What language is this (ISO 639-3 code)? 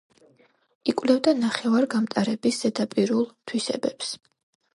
kat